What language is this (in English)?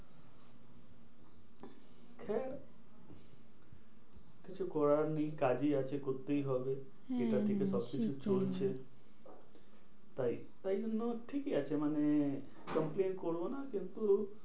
Bangla